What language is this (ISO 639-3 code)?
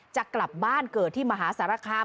tha